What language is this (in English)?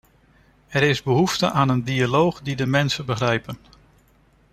Dutch